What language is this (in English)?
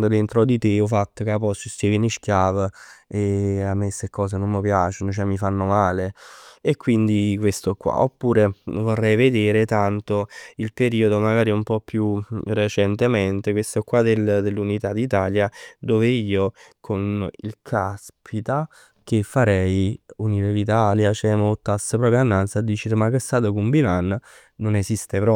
Neapolitan